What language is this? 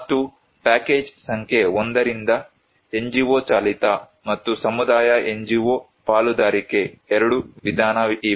Kannada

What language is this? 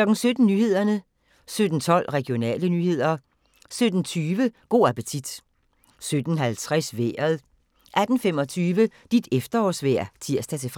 Danish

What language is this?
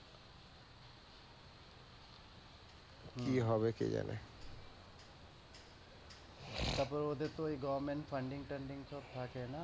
Bangla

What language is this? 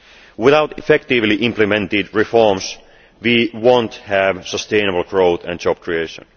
English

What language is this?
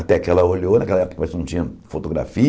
Portuguese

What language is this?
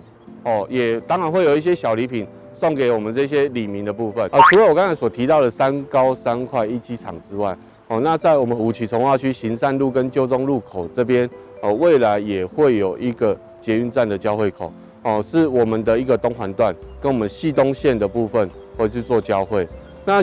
Chinese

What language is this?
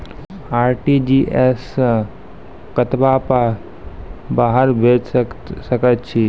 Maithili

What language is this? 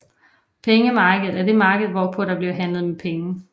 Danish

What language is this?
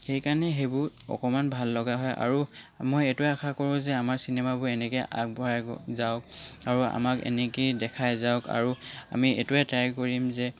Assamese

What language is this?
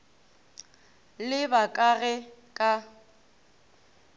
Northern Sotho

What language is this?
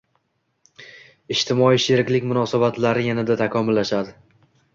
Uzbek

